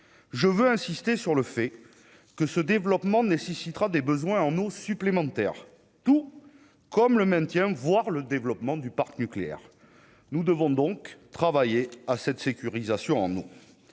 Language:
French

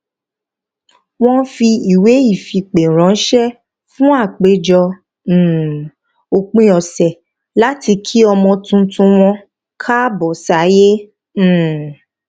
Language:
Yoruba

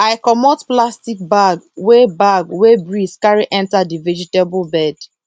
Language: Nigerian Pidgin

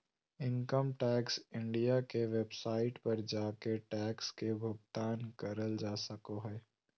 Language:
Magahi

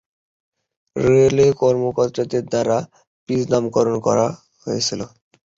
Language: Bangla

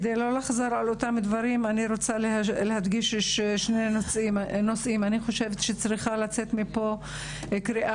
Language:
Hebrew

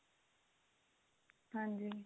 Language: Punjabi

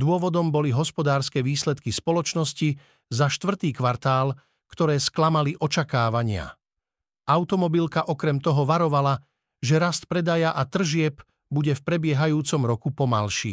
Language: Slovak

